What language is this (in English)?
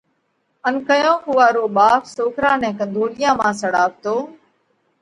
Parkari Koli